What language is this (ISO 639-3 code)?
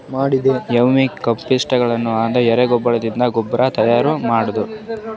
kan